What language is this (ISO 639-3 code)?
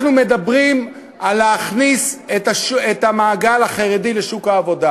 heb